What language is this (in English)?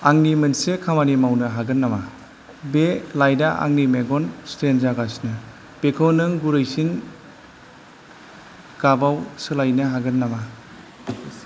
Bodo